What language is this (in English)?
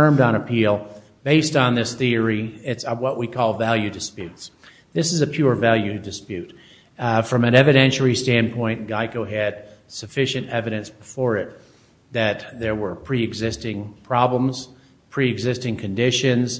English